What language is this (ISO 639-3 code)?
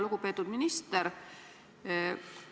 est